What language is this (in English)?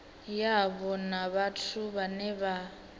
Venda